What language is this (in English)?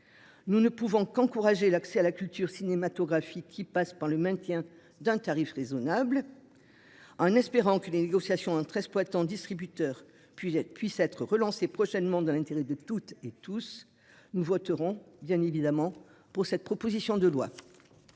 French